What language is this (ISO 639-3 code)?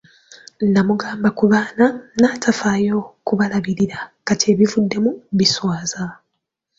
lug